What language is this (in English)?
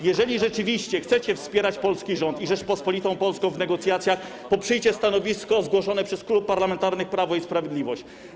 Polish